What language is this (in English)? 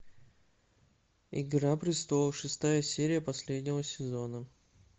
Russian